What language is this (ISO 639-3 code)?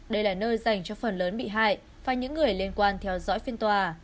vie